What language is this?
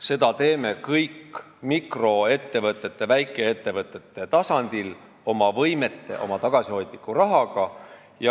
Estonian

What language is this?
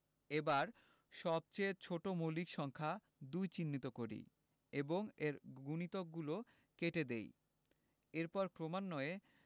Bangla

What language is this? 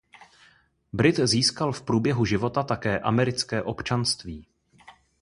Czech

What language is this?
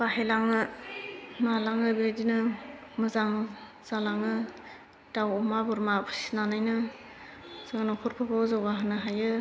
Bodo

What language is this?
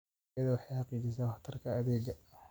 Somali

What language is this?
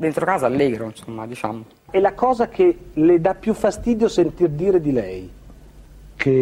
Italian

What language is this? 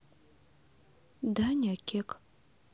Russian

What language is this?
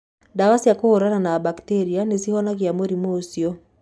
Kikuyu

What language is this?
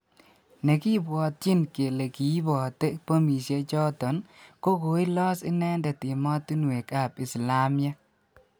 Kalenjin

